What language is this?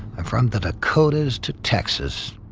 English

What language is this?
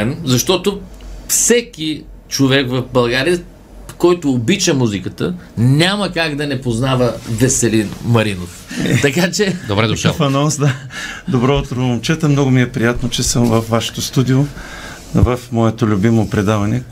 Bulgarian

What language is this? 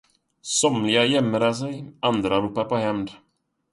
Swedish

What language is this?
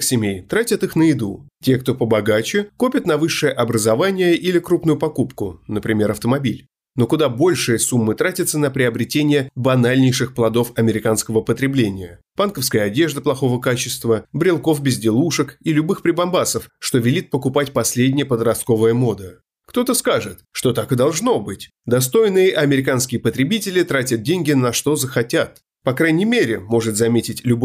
Russian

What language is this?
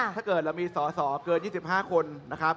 Thai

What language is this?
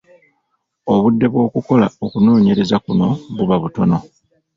Ganda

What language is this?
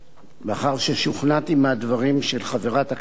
Hebrew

